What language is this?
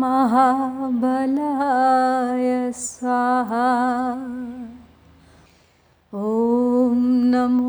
Hindi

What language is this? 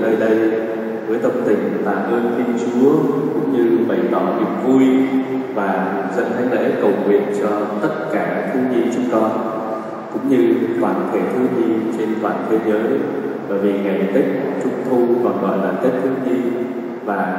Vietnamese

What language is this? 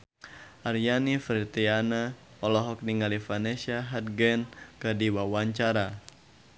Sundanese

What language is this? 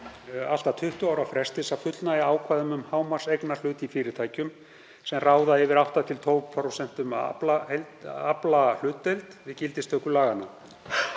Icelandic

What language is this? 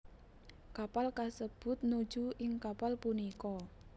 Javanese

